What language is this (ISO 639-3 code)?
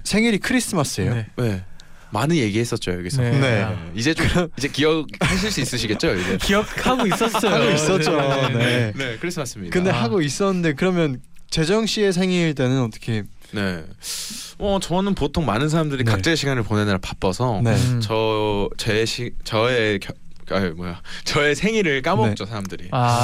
kor